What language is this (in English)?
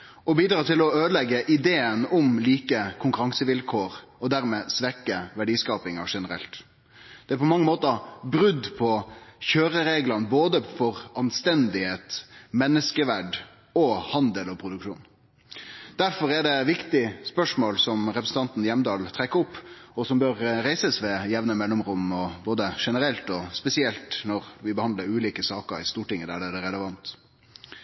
Norwegian Nynorsk